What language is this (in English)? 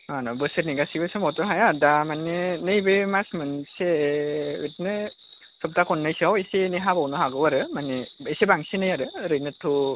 Bodo